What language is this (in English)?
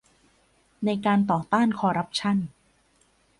Thai